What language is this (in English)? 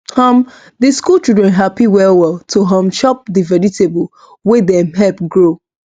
Nigerian Pidgin